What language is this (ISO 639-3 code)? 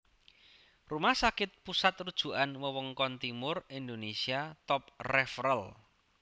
jav